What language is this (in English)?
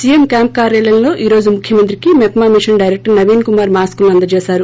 Telugu